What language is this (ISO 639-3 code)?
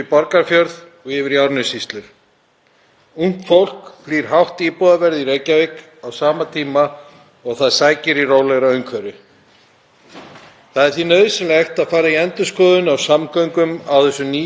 isl